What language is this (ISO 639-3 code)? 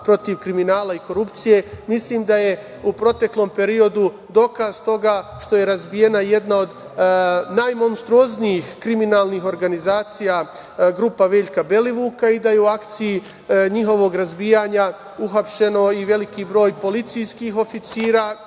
srp